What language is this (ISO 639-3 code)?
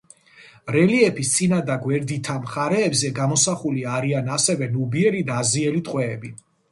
kat